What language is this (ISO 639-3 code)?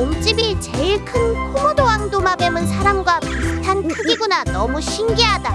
kor